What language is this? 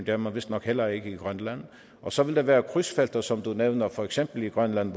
Danish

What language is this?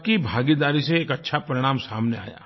Hindi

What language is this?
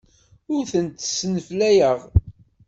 Kabyle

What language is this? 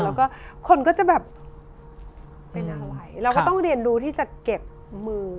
Thai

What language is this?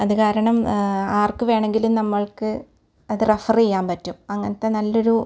Malayalam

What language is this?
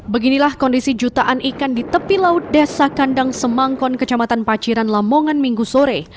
Indonesian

